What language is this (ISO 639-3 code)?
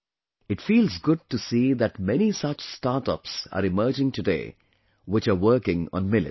eng